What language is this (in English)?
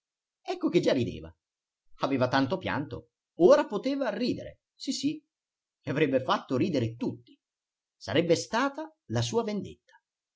Italian